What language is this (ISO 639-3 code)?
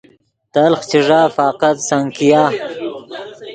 ydg